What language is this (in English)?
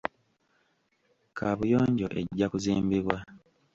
Ganda